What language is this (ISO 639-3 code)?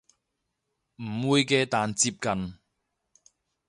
yue